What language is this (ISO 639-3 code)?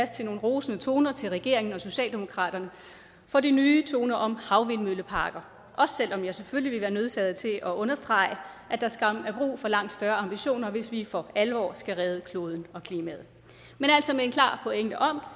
dan